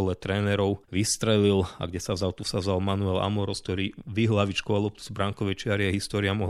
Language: Slovak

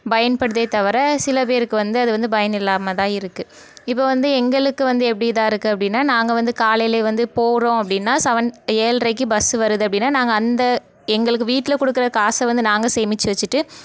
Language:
Tamil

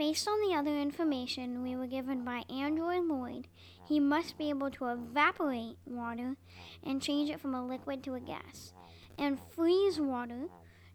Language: English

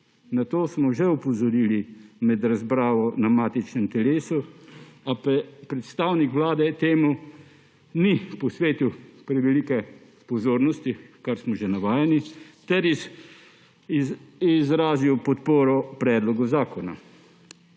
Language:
Slovenian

